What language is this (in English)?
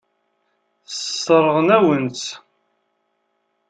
Kabyle